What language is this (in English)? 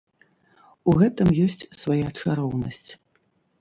Belarusian